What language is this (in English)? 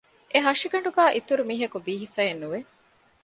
Divehi